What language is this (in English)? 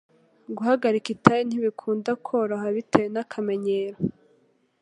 Kinyarwanda